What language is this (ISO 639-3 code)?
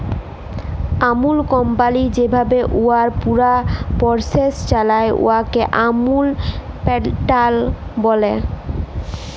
ben